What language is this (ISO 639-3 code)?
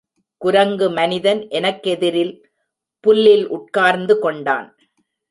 tam